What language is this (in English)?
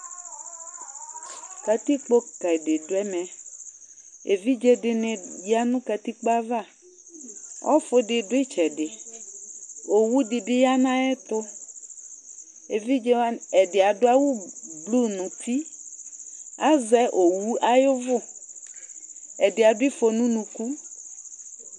Ikposo